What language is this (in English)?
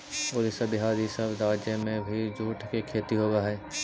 Magahi